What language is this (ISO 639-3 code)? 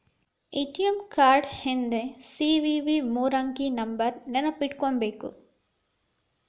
kan